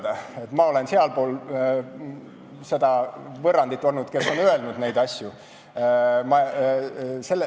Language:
Estonian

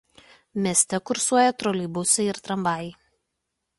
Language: Lithuanian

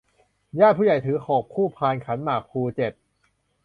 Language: Thai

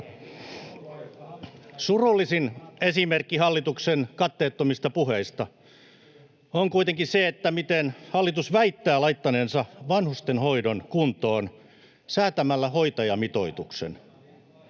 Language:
Finnish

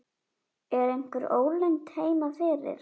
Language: Icelandic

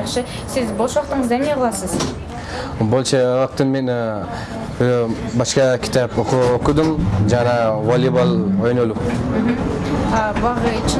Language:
Turkish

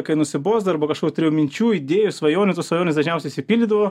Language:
Lithuanian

